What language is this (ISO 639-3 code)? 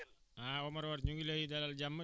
wol